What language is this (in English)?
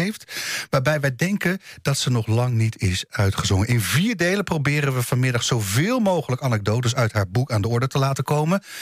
Dutch